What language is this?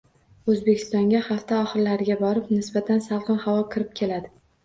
Uzbek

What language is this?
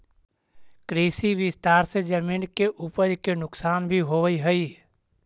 Magahi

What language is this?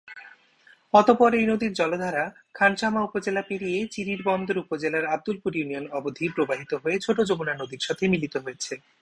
Bangla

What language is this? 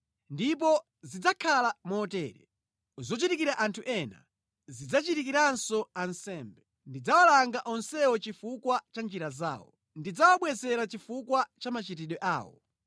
Nyanja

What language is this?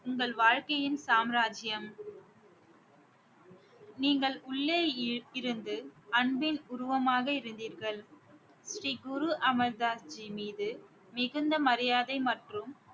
Tamil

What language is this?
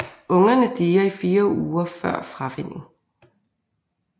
Danish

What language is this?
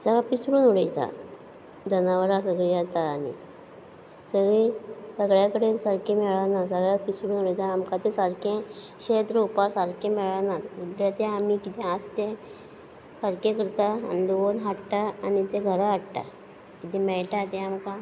Konkani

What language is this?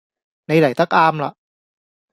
Cantonese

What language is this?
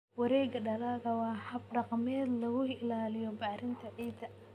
Somali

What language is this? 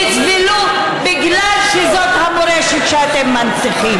Hebrew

